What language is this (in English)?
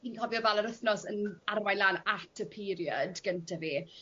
Welsh